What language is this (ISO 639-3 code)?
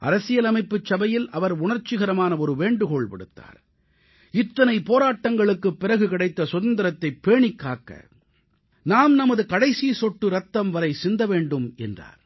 tam